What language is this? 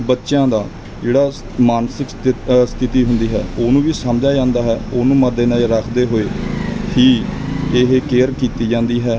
Punjabi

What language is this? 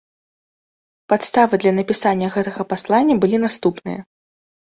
Belarusian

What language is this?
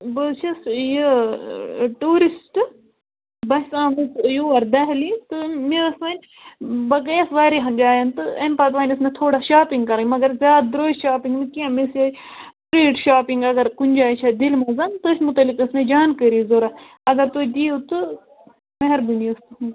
Kashmiri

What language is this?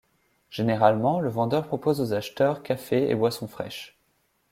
French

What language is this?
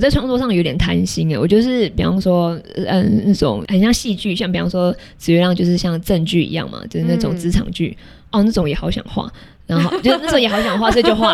Chinese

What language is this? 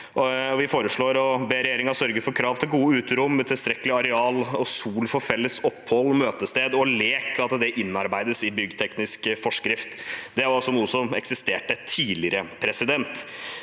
Norwegian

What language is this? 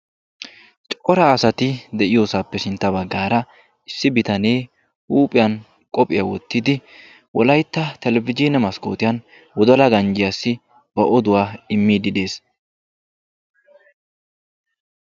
Wolaytta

